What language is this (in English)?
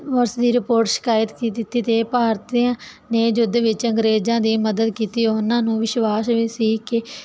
Punjabi